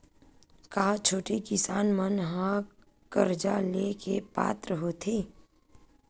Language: Chhattisgarhi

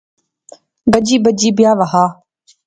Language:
Pahari-Potwari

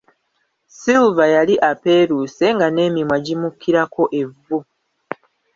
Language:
Ganda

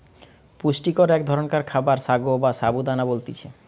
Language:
Bangla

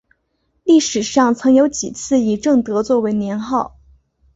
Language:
Chinese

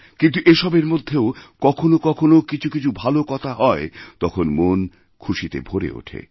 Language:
Bangla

